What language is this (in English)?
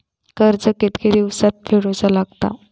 Marathi